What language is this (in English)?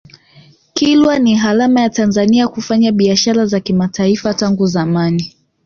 Swahili